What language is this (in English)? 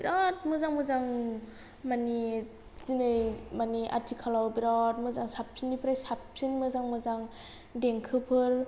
Bodo